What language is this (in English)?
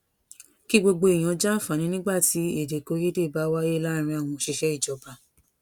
Yoruba